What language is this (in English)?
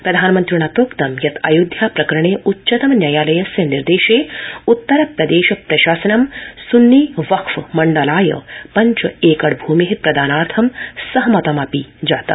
Sanskrit